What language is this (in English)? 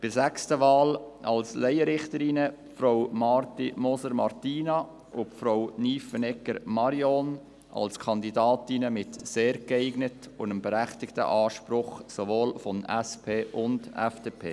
Swiss German